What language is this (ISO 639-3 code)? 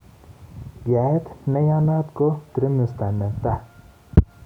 kln